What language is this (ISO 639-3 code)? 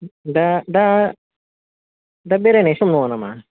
brx